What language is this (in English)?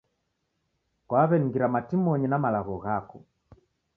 Taita